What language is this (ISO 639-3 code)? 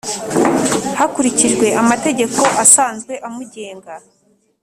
kin